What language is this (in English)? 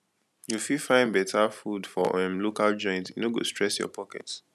Nigerian Pidgin